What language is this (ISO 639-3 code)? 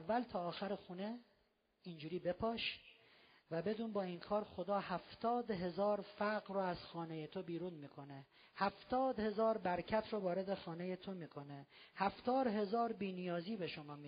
fas